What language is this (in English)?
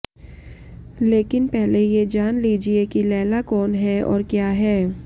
Hindi